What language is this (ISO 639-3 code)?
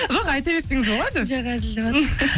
kaz